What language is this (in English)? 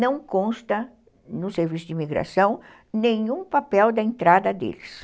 Portuguese